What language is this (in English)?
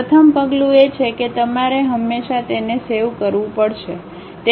Gujarati